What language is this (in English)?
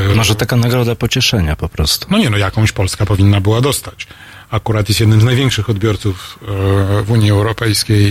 Polish